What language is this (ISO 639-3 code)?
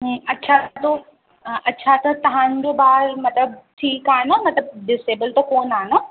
snd